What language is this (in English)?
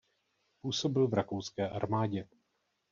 Czech